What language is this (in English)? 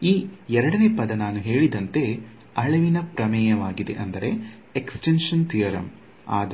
Kannada